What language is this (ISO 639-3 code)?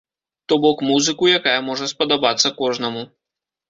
bel